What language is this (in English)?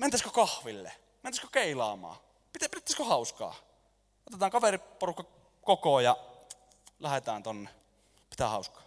Finnish